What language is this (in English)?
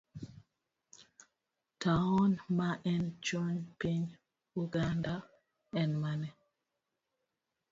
Luo (Kenya and Tanzania)